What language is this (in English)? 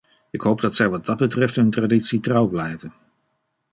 Dutch